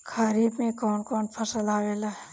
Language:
Bhojpuri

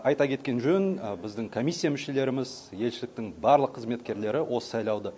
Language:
Kazakh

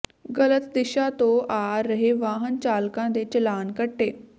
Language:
Punjabi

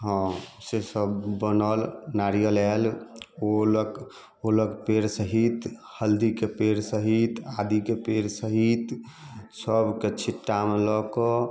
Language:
Maithili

